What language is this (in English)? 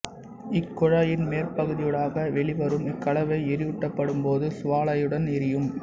Tamil